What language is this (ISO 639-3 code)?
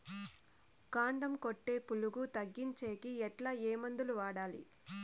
tel